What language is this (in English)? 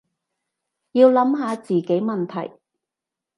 Cantonese